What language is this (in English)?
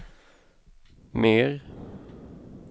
Swedish